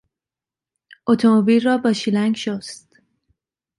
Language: Persian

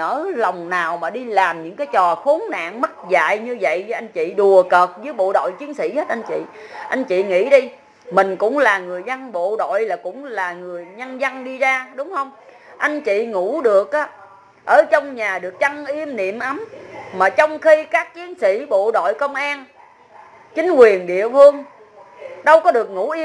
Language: Vietnamese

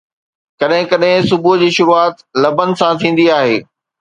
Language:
Sindhi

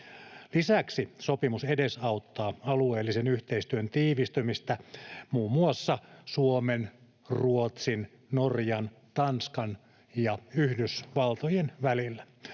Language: Finnish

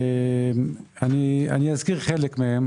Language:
Hebrew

